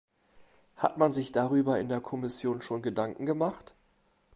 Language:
German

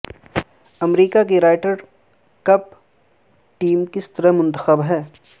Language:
Urdu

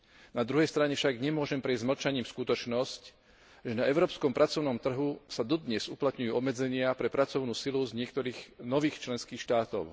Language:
Slovak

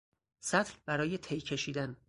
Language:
Persian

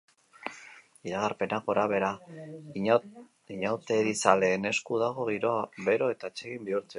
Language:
Basque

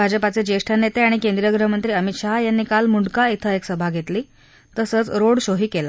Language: Marathi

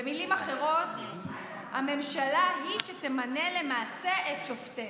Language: Hebrew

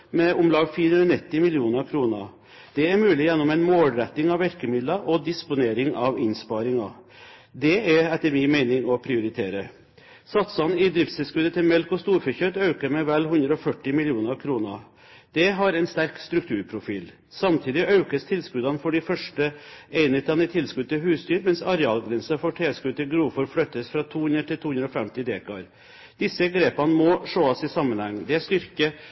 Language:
Norwegian Bokmål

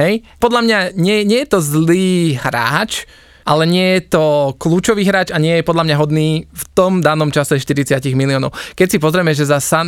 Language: Slovak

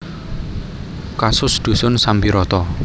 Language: Javanese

